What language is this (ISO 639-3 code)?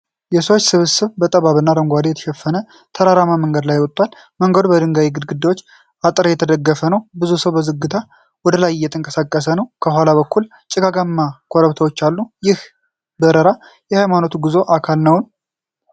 amh